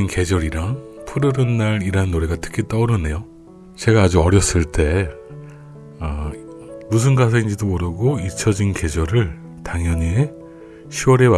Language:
Korean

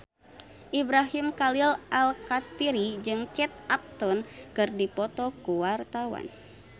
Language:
Sundanese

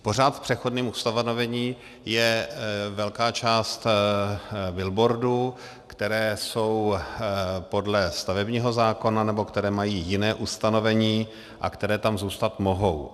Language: Czech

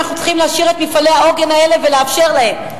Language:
Hebrew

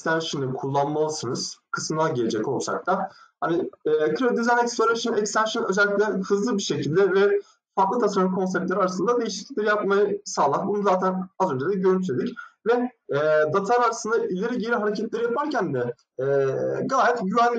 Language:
Turkish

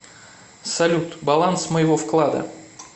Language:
Russian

